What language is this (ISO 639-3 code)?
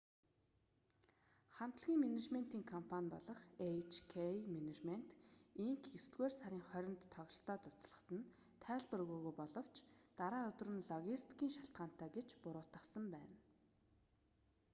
mon